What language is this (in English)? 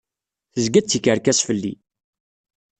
Kabyle